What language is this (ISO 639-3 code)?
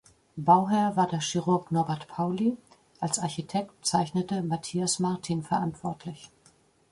deu